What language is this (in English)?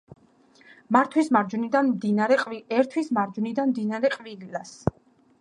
Georgian